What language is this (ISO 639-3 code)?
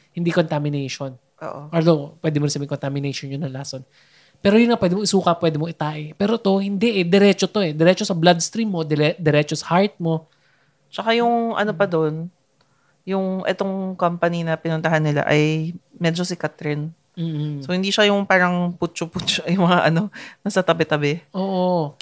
fil